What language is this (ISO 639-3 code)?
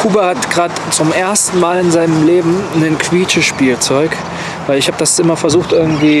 deu